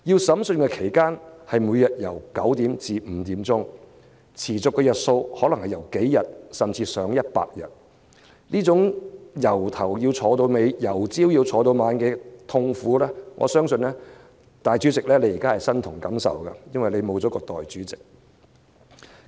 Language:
Cantonese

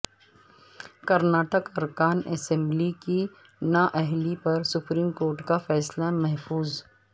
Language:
Urdu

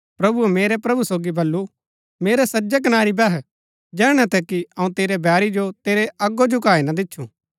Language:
Gaddi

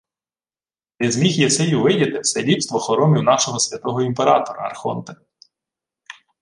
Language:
Ukrainian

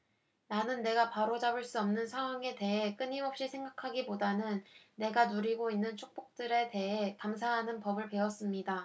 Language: Korean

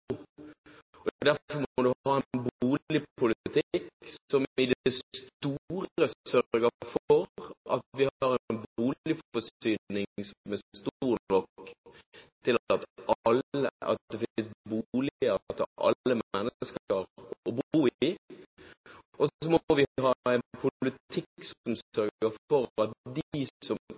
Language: Norwegian Bokmål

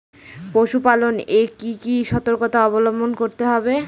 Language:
Bangla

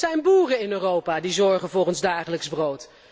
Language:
Dutch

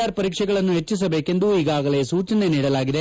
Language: Kannada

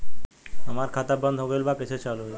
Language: Bhojpuri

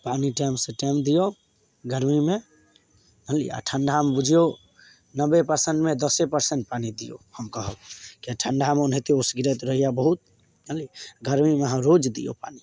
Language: Maithili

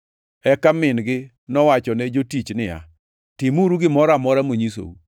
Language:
Luo (Kenya and Tanzania)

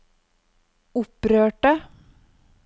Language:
Norwegian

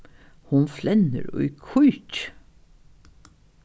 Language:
Faroese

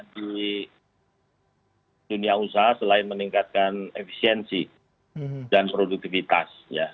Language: Indonesian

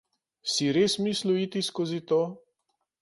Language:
Slovenian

